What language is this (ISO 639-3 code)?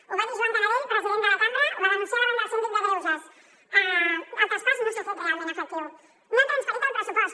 cat